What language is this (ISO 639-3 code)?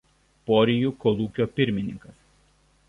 lit